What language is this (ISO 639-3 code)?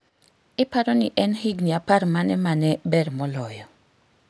luo